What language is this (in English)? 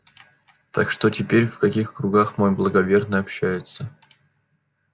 Russian